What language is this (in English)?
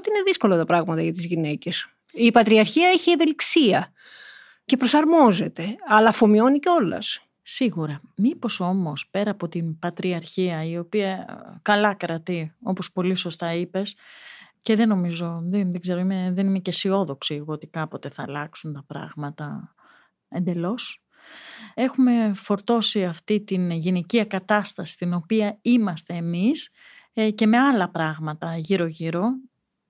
Greek